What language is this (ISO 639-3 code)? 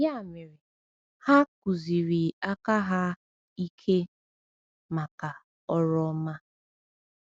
ibo